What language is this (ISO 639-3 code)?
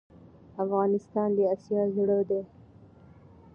pus